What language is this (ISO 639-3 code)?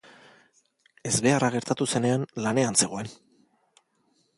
eus